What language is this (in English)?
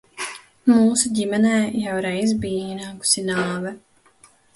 Latvian